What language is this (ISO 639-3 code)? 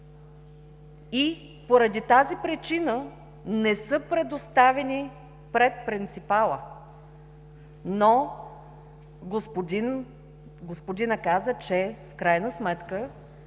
bul